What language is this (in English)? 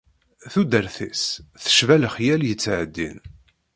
Kabyle